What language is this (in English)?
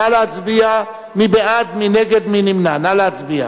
Hebrew